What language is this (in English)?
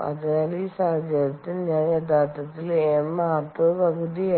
Malayalam